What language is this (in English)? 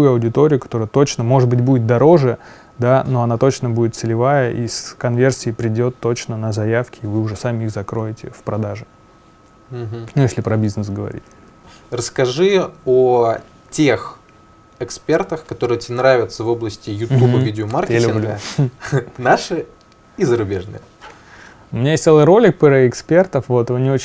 Russian